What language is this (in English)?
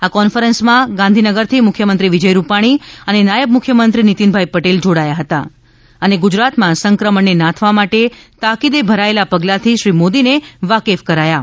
Gujarati